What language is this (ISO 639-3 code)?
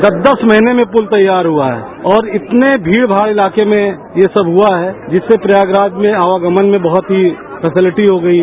hin